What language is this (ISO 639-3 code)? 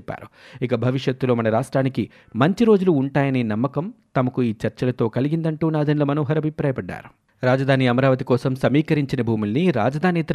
tel